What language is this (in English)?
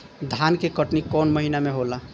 Bhojpuri